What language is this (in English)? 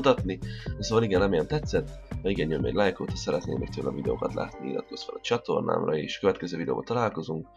Hungarian